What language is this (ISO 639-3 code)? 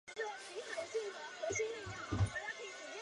zho